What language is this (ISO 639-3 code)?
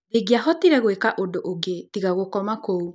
kik